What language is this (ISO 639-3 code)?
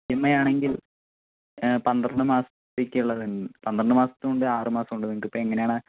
mal